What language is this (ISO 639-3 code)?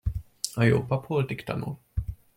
hun